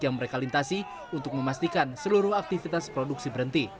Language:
Indonesian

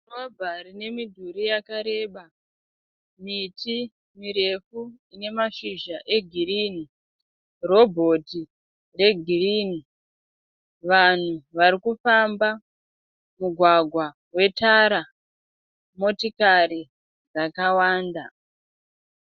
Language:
Shona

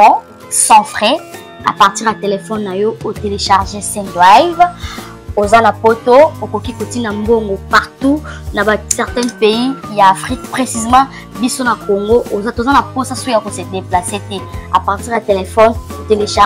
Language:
French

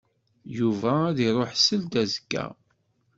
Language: Kabyle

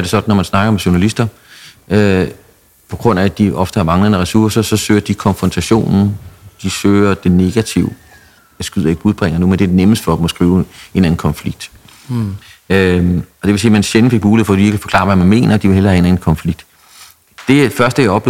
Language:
Danish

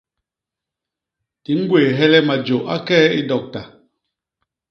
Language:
Basaa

